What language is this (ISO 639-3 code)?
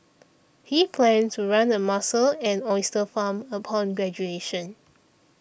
eng